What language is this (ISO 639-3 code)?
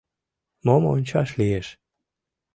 chm